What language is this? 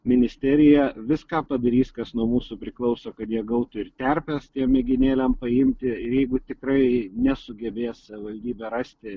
Lithuanian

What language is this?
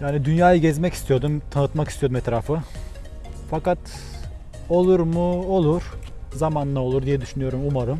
Turkish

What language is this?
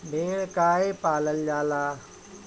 Bhojpuri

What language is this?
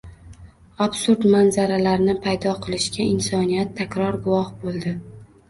Uzbek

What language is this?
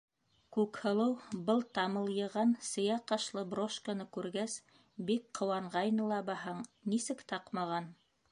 Bashkir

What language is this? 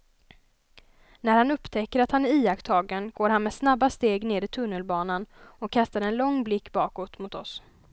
Swedish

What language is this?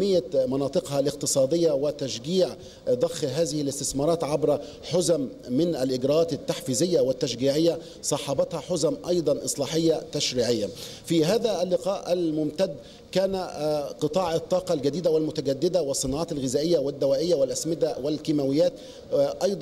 Arabic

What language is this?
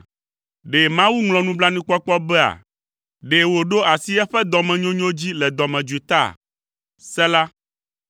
Ewe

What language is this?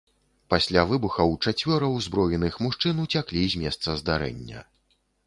Belarusian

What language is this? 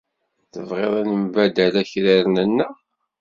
Kabyle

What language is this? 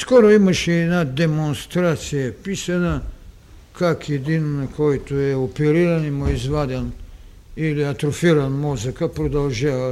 Bulgarian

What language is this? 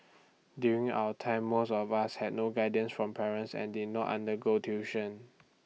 English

